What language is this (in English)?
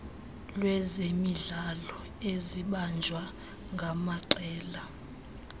Xhosa